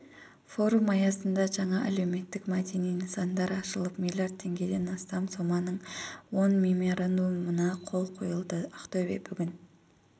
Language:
Kazakh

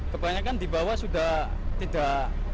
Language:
Indonesian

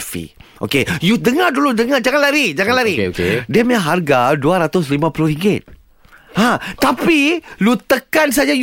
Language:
Malay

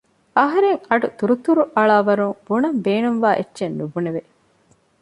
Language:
Divehi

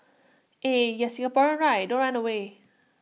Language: English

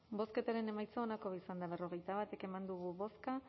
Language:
Basque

